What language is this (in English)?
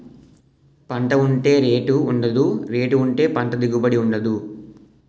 Telugu